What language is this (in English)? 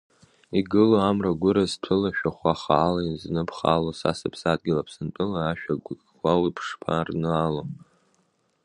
Abkhazian